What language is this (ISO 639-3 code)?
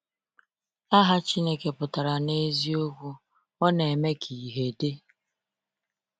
ibo